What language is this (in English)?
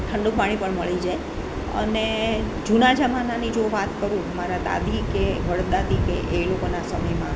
Gujarati